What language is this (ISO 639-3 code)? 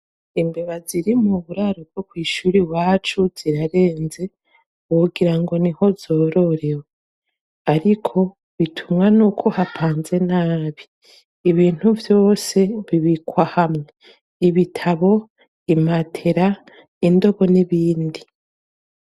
run